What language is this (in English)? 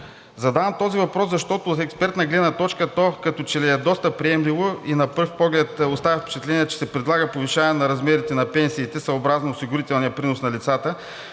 Bulgarian